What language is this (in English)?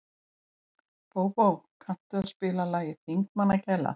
Icelandic